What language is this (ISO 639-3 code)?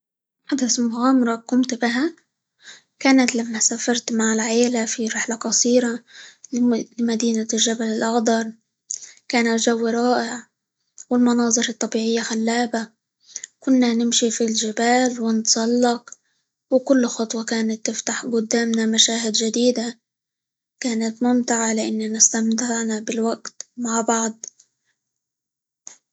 ayl